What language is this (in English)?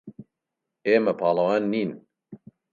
Central Kurdish